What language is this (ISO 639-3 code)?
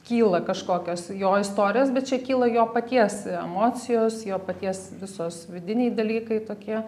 lit